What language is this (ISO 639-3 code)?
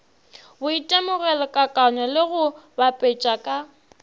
nso